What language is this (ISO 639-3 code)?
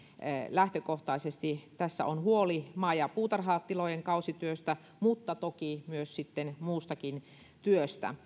fin